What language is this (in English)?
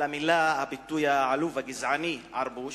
Hebrew